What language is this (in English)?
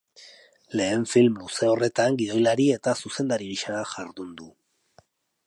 Basque